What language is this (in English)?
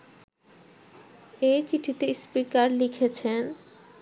Bangla